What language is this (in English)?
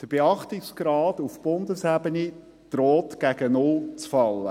Swiss German